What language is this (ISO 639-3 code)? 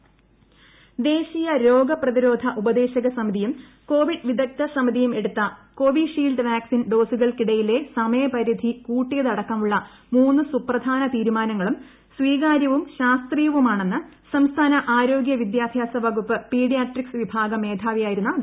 mal